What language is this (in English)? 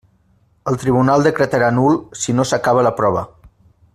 Catalan